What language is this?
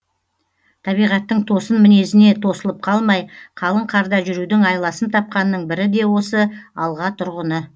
Kazakh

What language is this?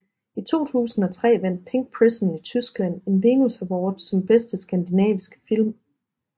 Danish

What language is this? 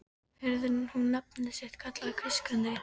Icelandic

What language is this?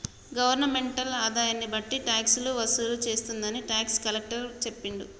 Telugu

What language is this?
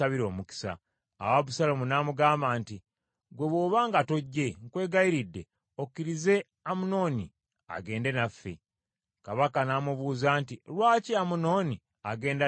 Ganda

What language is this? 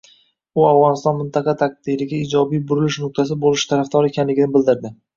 Uzbek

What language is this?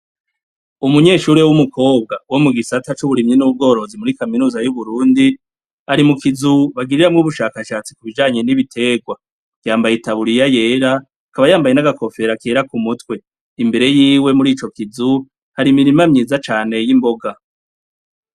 Rundi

